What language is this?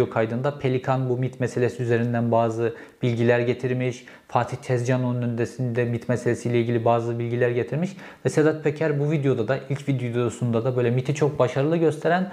Turkish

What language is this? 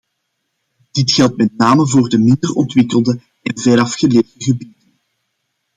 Dutch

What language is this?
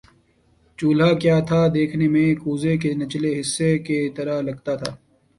Urdu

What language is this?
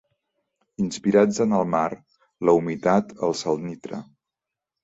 Catalan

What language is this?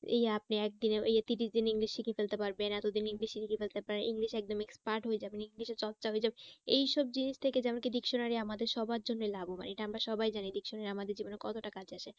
Bangla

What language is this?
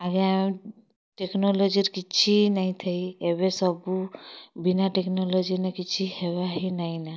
Odia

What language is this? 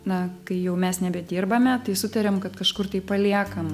Lithuanian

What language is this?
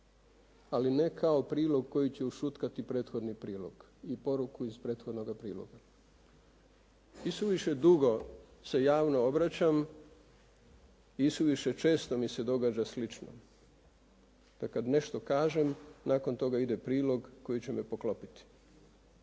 Croatian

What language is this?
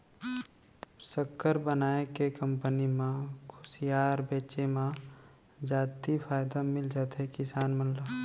Chhattisgarhi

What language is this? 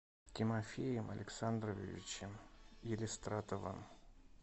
Russian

